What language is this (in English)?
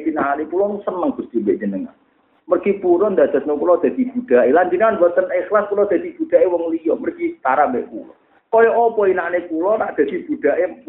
Malay